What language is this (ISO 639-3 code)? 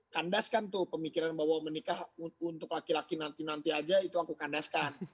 ind